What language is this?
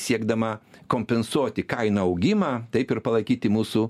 Lithuanian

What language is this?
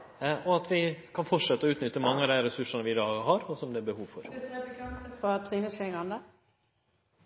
Norwegian Nynorsk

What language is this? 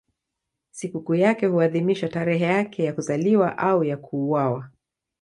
Swahili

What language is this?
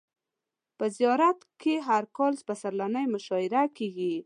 Pashto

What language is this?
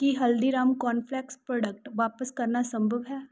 Punjabi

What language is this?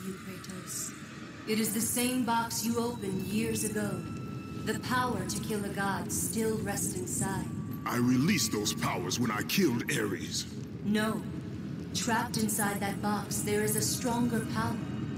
English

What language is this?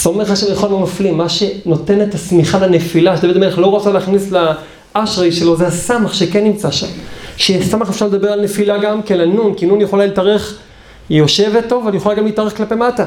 Hebrew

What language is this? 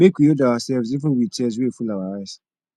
Nigerian Pidgin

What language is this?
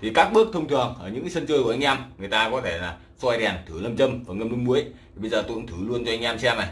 Vietnamese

